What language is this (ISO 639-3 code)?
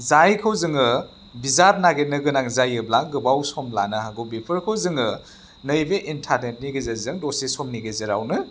brx